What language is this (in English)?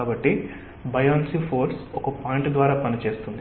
Telugu